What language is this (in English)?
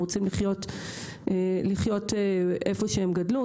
Hebrew